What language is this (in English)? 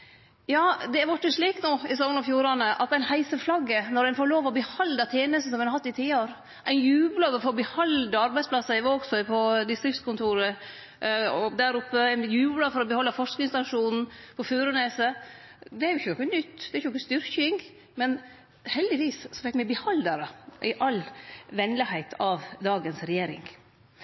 Norwegian Nynorsk